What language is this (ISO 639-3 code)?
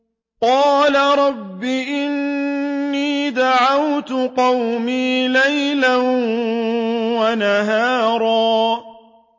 ara